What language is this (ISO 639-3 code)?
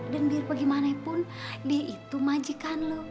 ind